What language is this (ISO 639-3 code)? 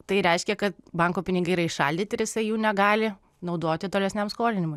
lit